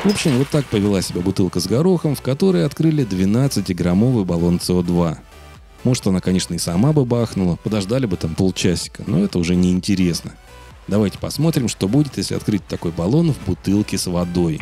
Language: Russian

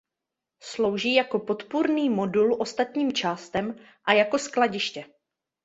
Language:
Czech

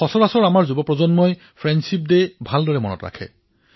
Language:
Assamese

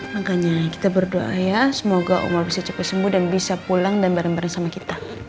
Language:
Indonesian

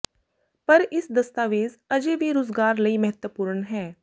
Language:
Punjabi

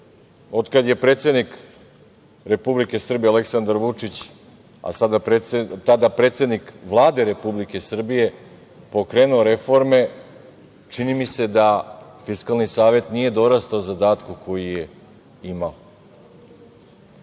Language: Serbian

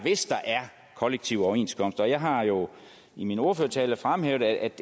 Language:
Danish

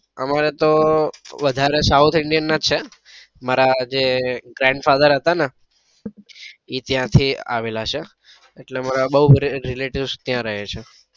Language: Gujarati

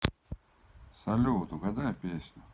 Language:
Russian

